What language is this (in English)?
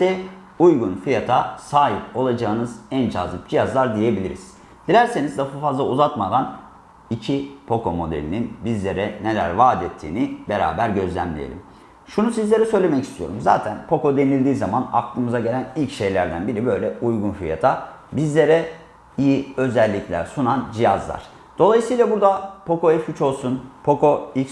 Turkish